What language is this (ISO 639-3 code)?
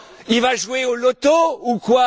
fra